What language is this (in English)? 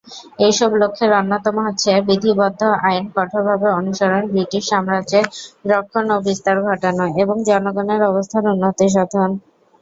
Bangla